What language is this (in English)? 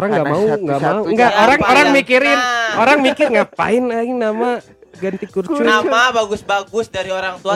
Indonesian